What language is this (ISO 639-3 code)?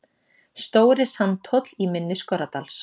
isl